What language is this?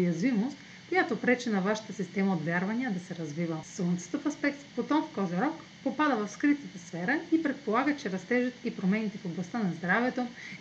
Bulgarian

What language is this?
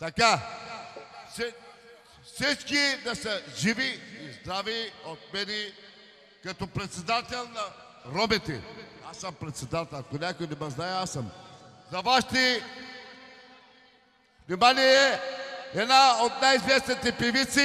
Romanian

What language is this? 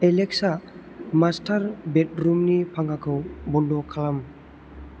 Bodo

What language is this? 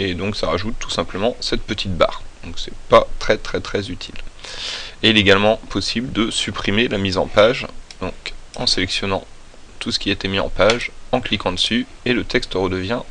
French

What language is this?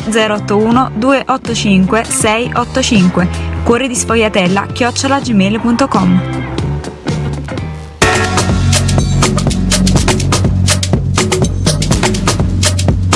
Italian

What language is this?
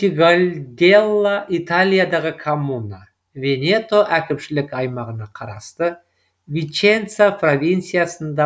Kazakh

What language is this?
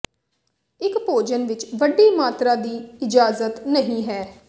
Punjabi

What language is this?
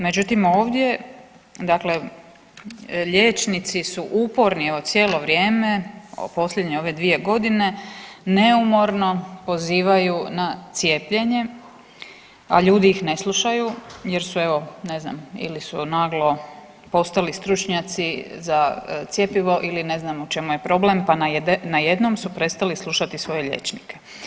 Croatian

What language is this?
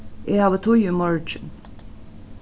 Faroese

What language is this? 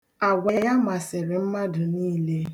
Igbo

